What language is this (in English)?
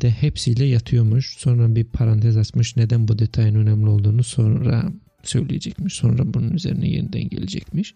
Turkish